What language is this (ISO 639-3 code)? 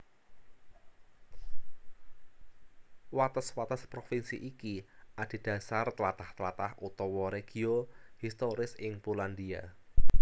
jav